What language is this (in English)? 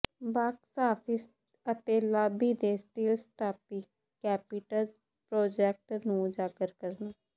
Punjabi